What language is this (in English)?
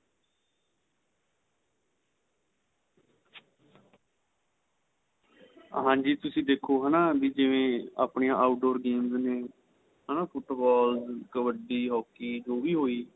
Punjabi